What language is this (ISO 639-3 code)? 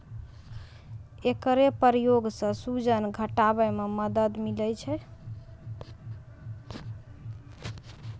mai